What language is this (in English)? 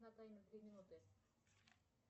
Russian